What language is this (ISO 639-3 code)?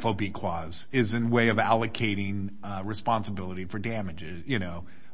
eng